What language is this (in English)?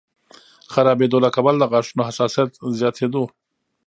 Pashto